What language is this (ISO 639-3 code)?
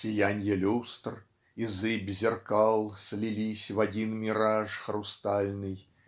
rus